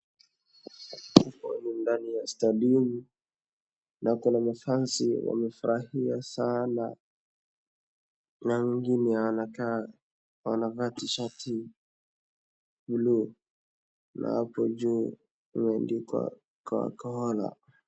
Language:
Swahili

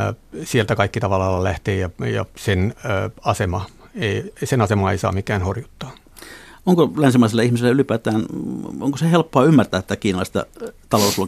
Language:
Finnish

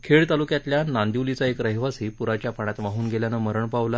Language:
Marathi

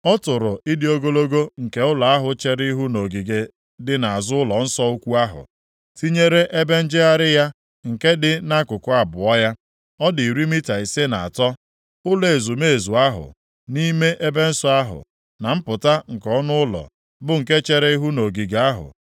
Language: Igbo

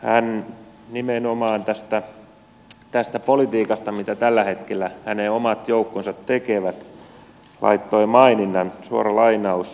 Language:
Finnish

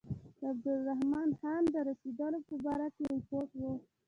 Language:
Pashto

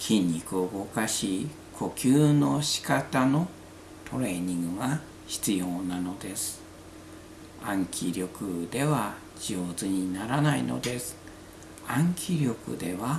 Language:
Japanese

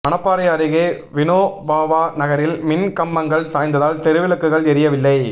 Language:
Tamil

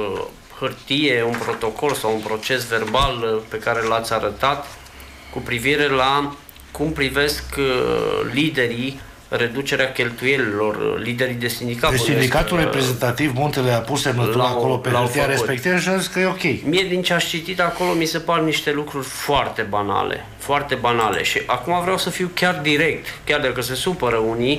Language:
Romanian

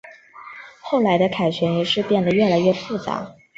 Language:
Chinese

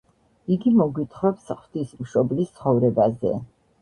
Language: Georgian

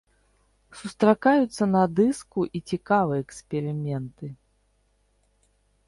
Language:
Belarusian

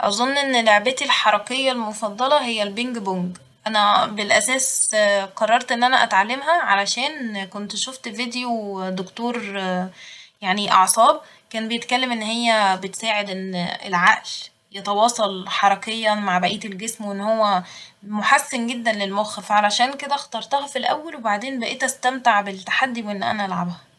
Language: Egyptian Arabic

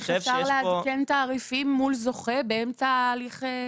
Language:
Hebrew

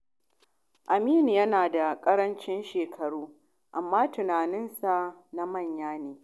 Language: Hausa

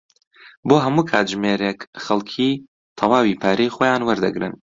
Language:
Central Kurdish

